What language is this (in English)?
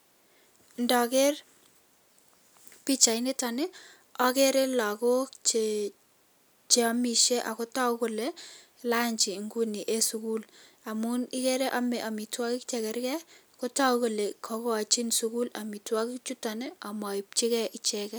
Kalenjin